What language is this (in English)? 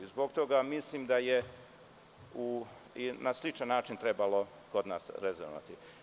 Serbian